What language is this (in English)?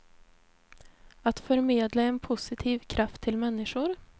Swedish